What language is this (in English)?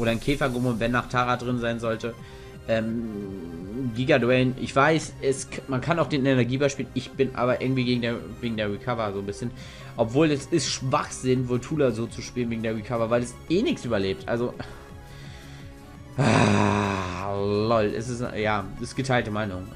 German